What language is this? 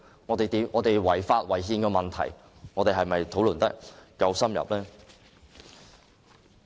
Cantonese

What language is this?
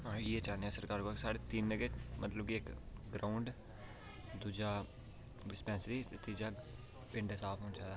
Dogri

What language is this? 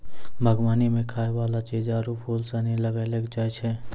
Maithili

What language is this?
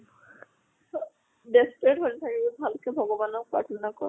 Assamese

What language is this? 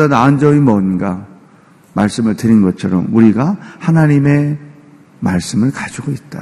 Korean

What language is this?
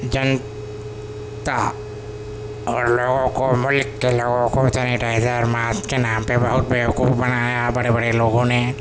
Urdu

